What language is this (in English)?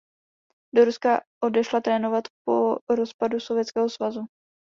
Czech